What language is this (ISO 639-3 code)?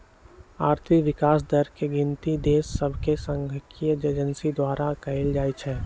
mag